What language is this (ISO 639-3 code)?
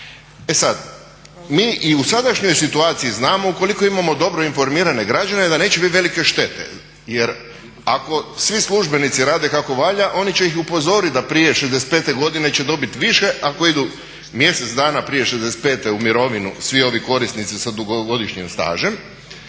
hrv